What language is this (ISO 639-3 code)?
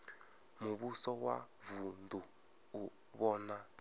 ven